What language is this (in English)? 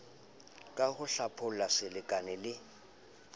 Southern Sotho